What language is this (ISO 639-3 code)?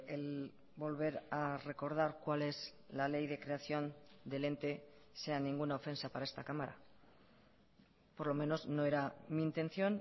spa